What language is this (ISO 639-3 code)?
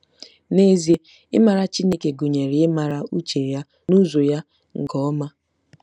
ibo